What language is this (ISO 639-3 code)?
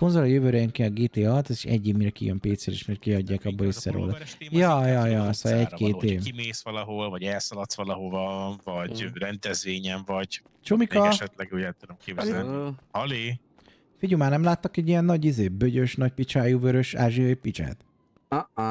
hun